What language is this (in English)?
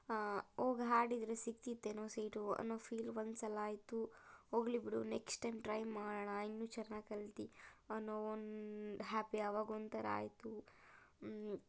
Kannada